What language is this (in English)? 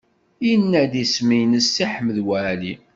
Kabyle